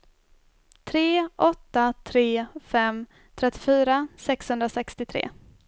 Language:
Swedish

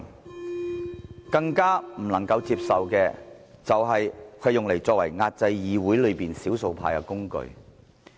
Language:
Cantonese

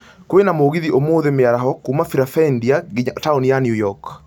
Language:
Kikuyu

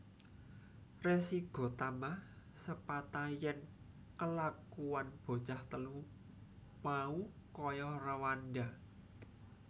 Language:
Javanese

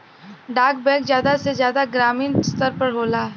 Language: Bhojpuri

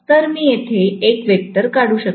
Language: Marathi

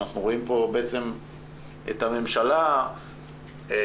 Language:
Hebrew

